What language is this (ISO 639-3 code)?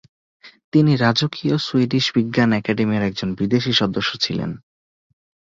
ben